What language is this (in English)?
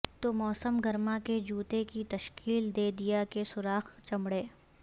Urdu